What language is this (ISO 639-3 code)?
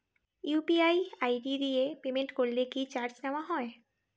ben